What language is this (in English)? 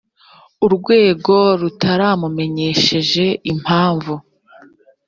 Kinyarwanda